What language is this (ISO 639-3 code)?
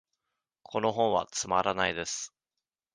jpn